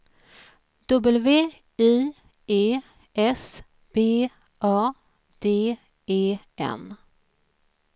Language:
Swedish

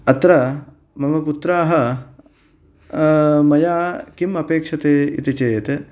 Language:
Sanskrit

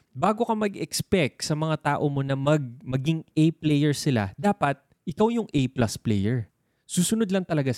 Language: Filipino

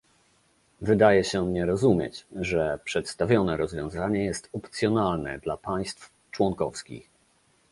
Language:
Polish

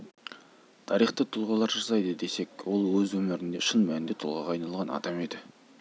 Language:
Kazakh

